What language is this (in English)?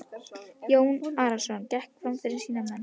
Icelandic